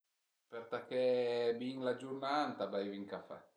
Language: Piedmontese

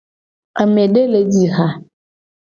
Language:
Gen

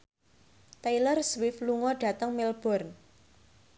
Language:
Javanese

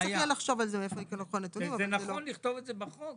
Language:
Hebrew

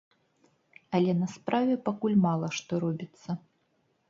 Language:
Belarusian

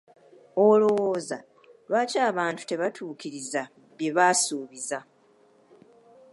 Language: Ganda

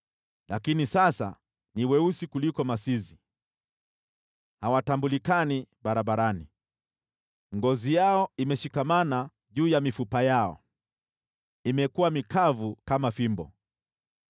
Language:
Swahili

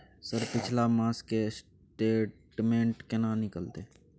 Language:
Maithili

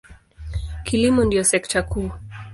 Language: Swahili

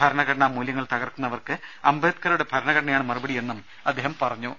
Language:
Malayalam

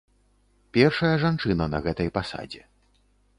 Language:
Belarusian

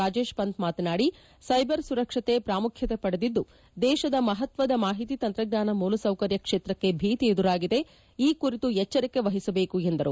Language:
Kannada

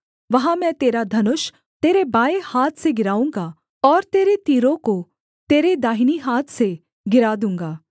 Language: Hindi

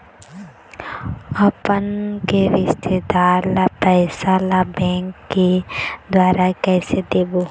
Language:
Chhattisgarhi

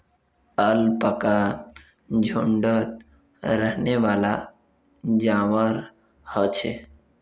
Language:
Magahi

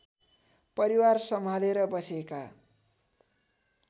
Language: Nepali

